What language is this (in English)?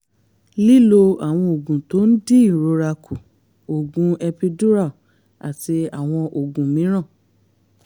Yoruba